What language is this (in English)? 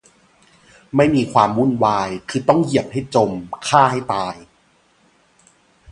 Thai